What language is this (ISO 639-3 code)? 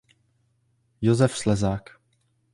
ces